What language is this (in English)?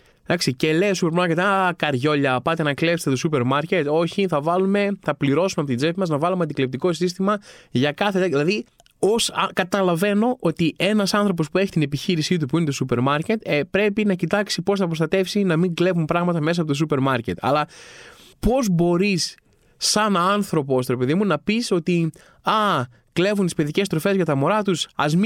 Greek